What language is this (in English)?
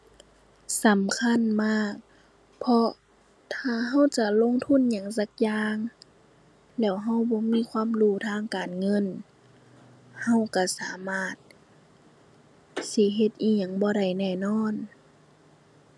Thai